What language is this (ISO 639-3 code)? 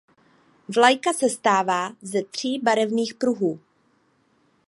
ces